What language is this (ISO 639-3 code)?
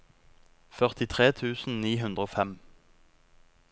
nor